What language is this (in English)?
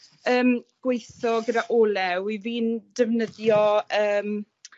Welsh